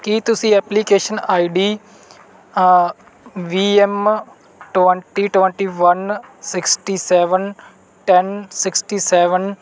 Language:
Punjabi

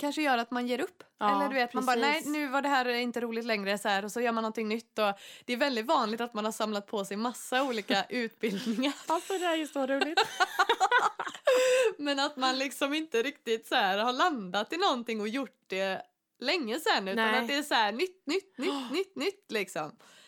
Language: Swedish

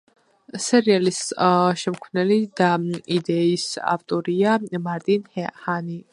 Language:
Georgian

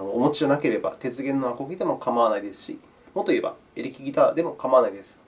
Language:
Japanese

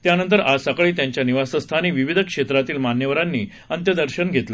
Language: Marathi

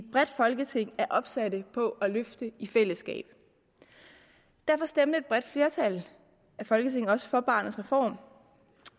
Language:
Danish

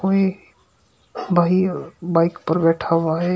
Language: Hindi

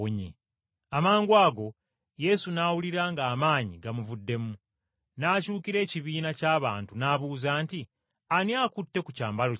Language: Ganda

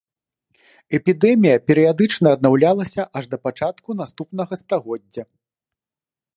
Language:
Belarusian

